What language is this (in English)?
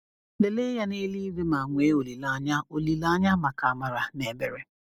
Igbo